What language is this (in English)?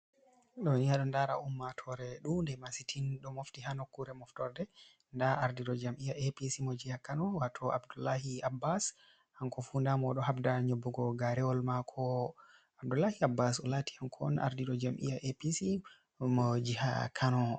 Fula